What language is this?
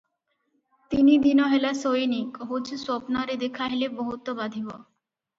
Odia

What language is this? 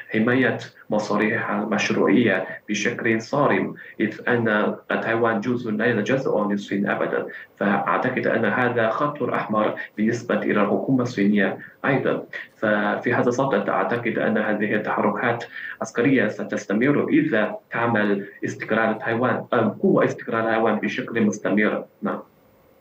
Arabic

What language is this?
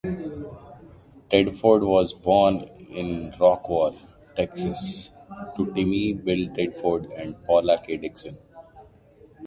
English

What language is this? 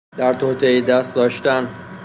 Persian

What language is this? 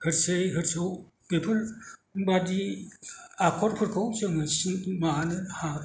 Bodo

